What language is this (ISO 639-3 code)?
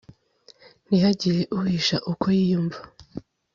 kin